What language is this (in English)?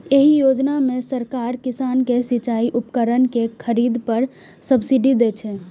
Maithili